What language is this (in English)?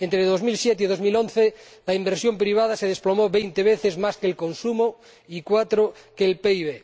Spanish